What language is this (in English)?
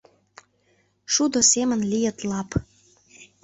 Mari